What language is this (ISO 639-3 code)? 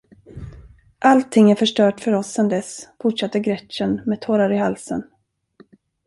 swe